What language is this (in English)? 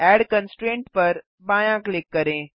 Hindi